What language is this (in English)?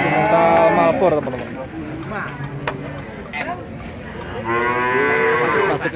Indonesian